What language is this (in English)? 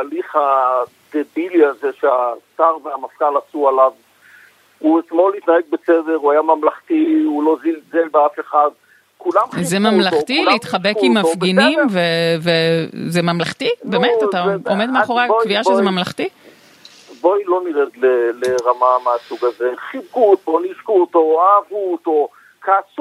Hebrew